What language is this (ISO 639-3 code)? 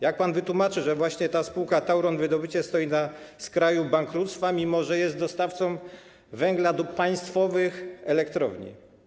pol